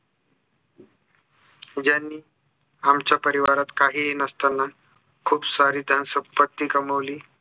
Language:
Marathi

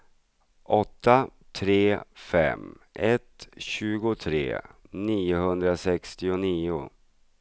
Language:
Swedish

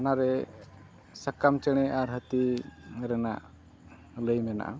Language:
Santali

